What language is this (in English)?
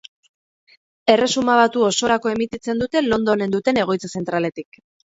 Basque